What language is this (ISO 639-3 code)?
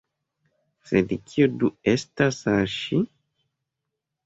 epo